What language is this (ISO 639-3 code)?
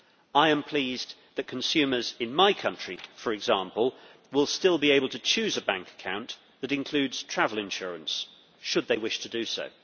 eng